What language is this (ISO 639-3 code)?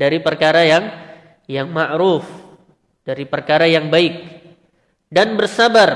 ind